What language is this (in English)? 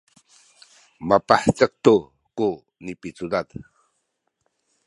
Sakizaya